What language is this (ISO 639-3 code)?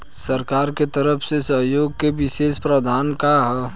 bho